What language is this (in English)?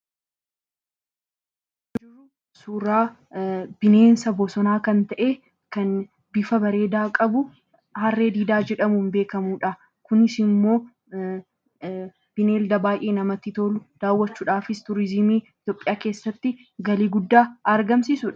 Oromo